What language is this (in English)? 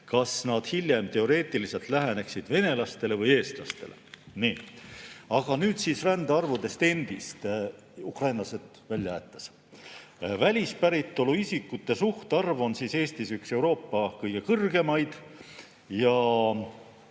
Estonian